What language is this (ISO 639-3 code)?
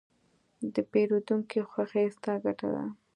pus